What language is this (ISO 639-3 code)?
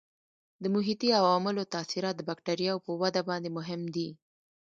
pus